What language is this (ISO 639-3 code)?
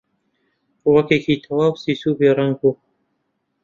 ckb